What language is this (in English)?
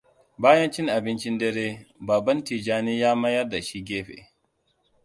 Hausa